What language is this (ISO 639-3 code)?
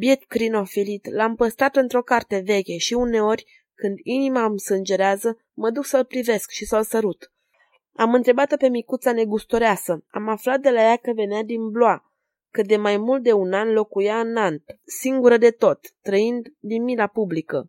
ron